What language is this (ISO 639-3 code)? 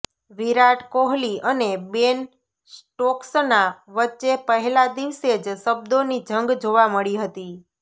guj